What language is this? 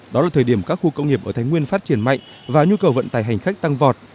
Vietnamese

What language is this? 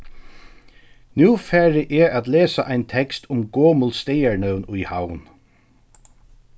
Faroese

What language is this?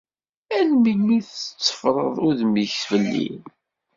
Kabyle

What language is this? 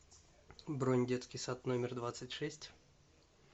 Russian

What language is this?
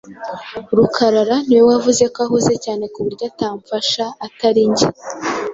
Kinyarwanda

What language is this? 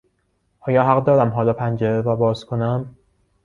Persian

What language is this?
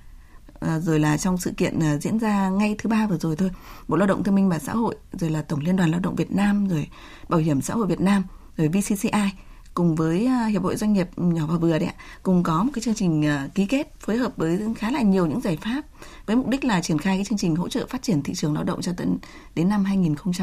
Vietnamese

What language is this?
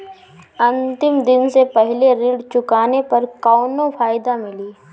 Bhojpuri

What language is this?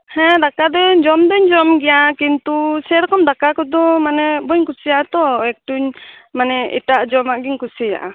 Santali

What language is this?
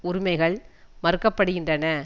Tamil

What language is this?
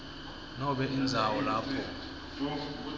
Swati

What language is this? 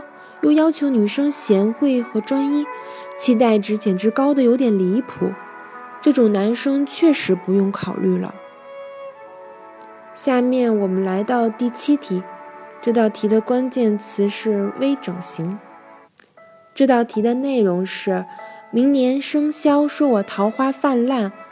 Chinese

